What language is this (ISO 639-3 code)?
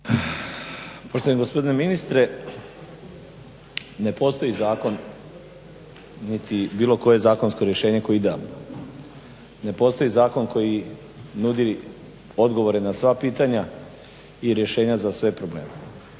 hrv